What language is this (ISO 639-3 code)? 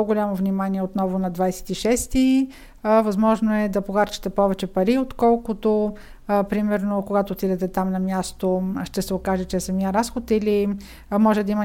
bul